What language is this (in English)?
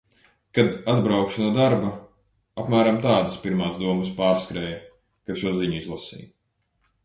Latvian